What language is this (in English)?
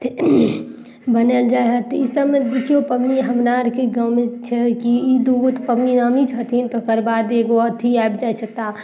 Maithili